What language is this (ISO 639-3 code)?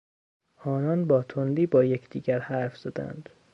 fas